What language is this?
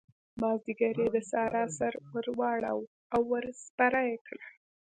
Pashto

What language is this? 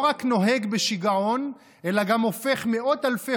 Hebrew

